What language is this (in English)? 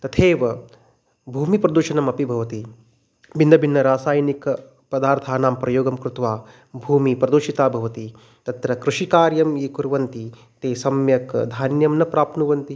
Sanskrit